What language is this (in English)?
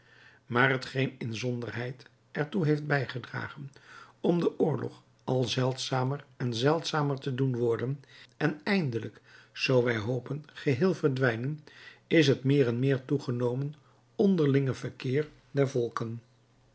Dutch